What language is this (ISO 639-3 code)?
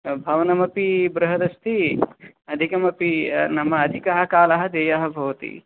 san